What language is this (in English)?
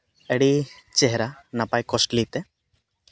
Santali